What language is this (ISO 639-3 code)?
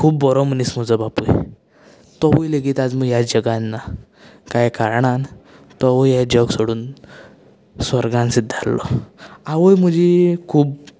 kok